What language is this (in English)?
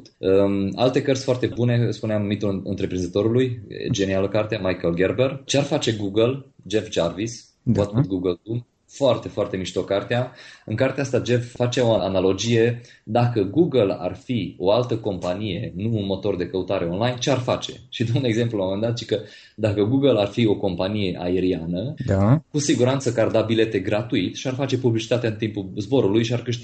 Romanian